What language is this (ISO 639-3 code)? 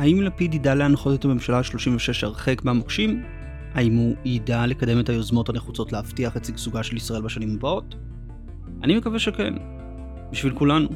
heb